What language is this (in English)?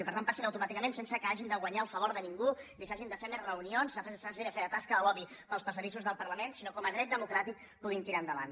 Catalan